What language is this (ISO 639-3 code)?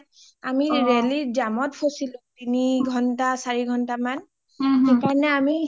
asm